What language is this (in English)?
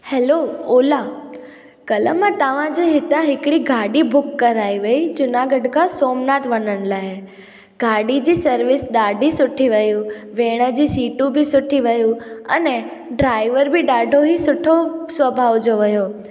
Sindhi